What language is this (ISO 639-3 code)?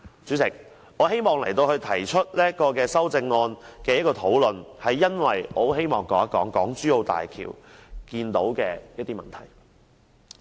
yue